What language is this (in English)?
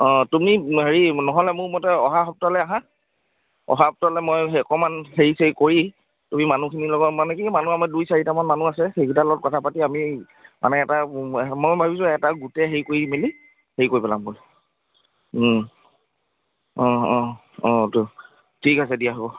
Assamese